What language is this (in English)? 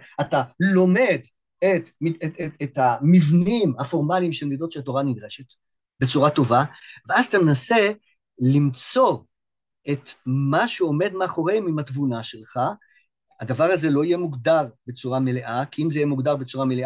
Hebrew